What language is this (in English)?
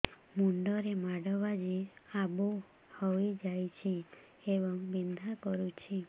Odia